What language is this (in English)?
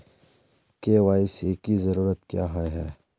Magahi